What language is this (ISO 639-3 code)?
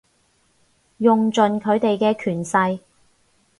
yue